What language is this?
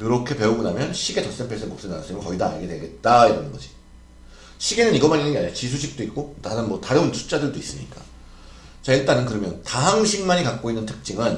Korean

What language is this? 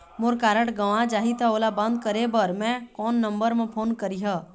Chhattisgarhi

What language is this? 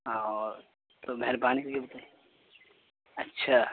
Urdu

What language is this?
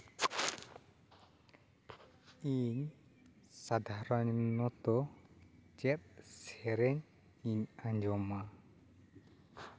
Santali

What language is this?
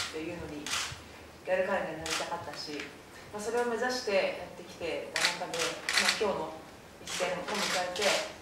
Japanese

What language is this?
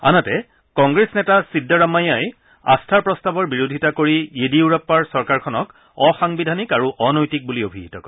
Assamese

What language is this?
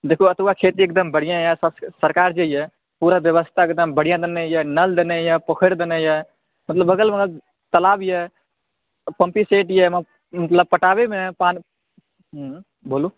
Maithili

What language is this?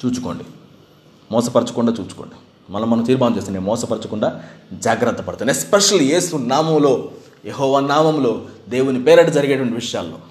Telugu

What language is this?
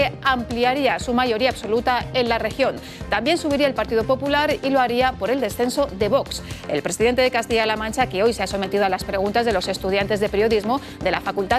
Spanish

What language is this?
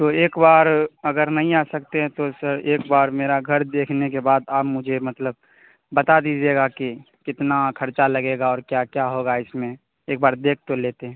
Urdu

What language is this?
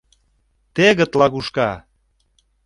Mari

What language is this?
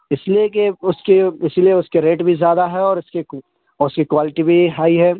Urdu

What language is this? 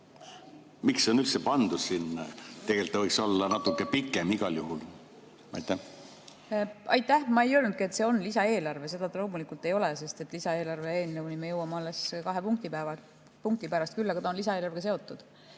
Estonian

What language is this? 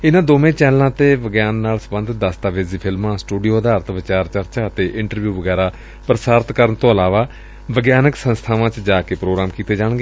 Punjabi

